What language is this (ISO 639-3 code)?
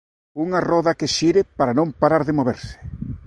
glg